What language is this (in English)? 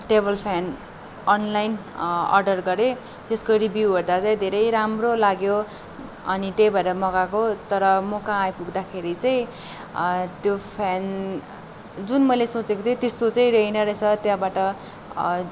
Nepali